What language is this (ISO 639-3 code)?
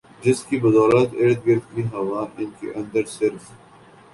urd